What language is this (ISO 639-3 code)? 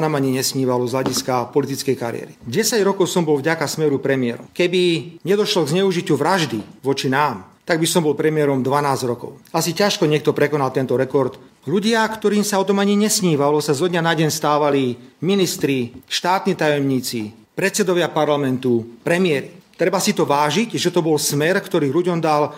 slk